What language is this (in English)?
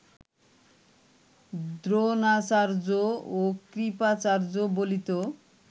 Bangla